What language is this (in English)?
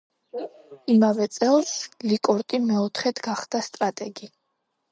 Georgian